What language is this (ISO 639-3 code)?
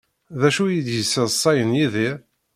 kab